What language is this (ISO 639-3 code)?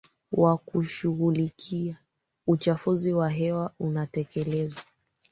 swa